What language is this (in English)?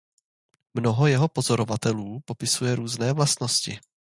Czech